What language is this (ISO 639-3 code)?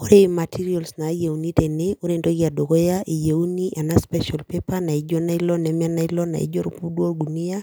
mas